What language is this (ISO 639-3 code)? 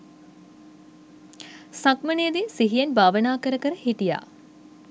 sin